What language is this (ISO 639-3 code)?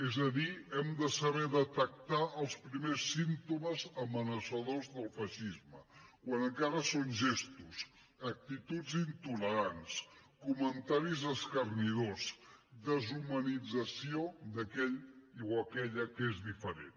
cat